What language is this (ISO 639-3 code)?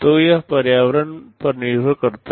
hin